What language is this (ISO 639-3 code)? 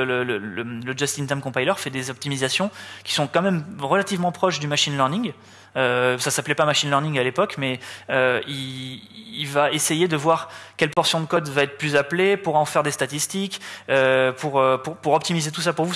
fra